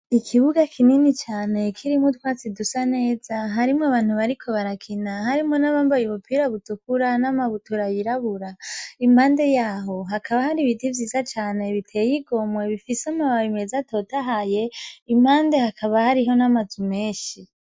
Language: Rundi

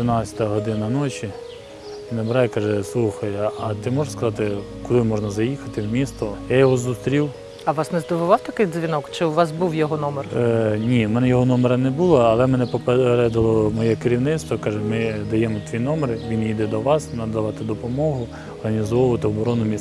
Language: Ukrainian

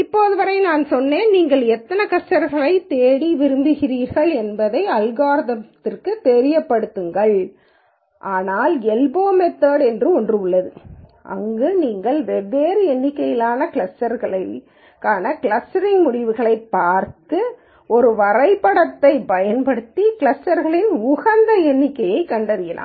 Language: Tamil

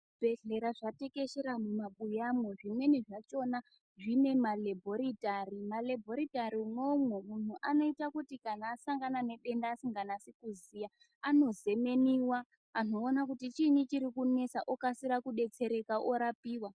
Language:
Ndau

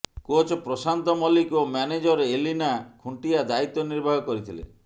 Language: Odia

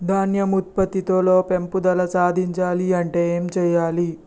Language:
Telugu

